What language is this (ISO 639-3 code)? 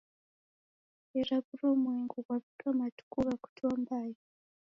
dav